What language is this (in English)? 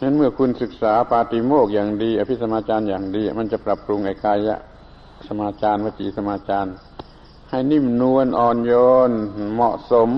Thai